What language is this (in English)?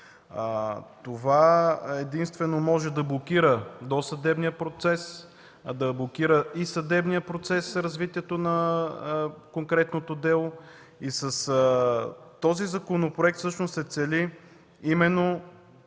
Bulgarian